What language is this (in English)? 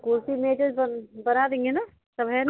Hindi